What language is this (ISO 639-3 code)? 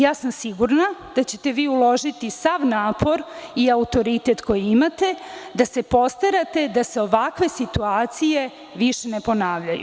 srp